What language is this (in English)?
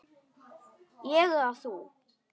Icelandic